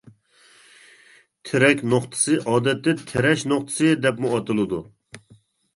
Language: Uyghur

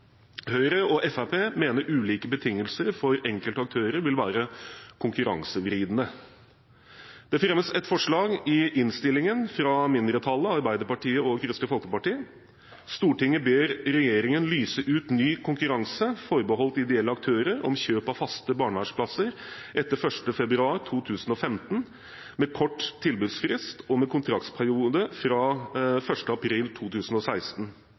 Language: Norwegian Bokmål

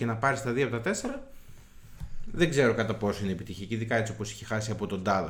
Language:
Greek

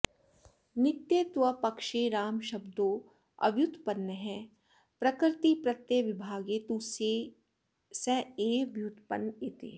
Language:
Sanskrit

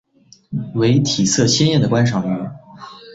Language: Chinese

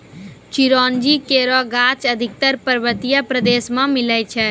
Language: Maithili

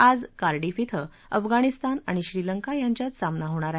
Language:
Marathi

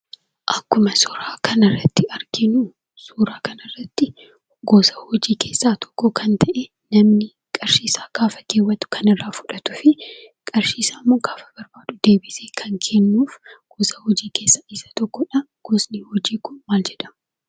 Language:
Oromo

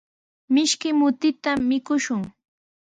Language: Sihuas Ancash Quechua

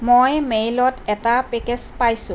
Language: Assamese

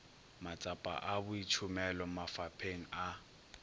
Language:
Northern Sotho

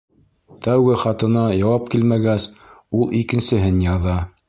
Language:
Bashkir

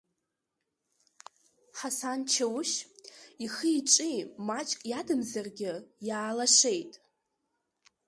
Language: Abkhazian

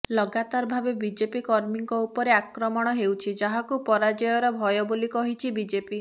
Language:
Odia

